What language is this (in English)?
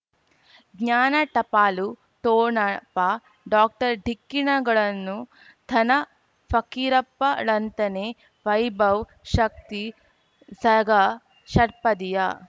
Kannada